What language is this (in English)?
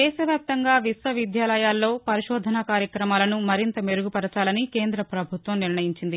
Telugu